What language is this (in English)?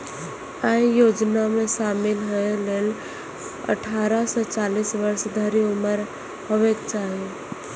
Maithili